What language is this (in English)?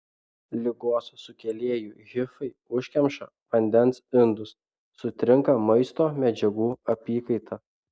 Lithuanian